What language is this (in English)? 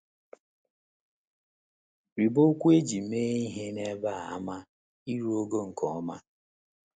Igbo